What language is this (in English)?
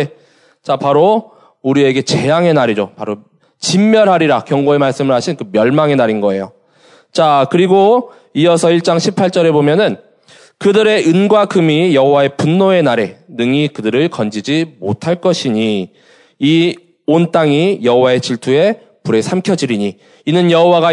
Korean